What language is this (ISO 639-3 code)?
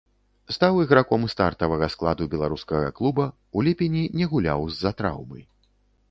bel